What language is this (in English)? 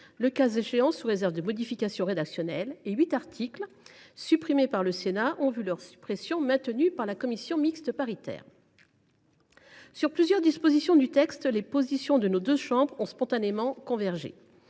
French